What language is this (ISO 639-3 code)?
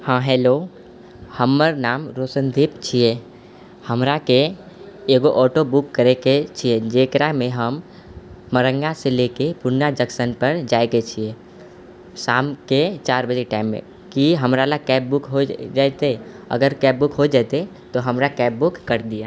mai